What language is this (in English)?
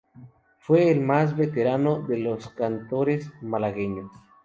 Spanish